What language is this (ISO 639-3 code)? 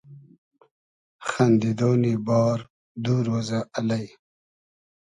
haz